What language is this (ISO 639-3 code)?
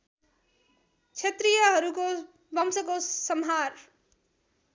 nep